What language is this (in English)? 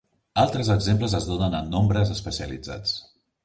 Catalan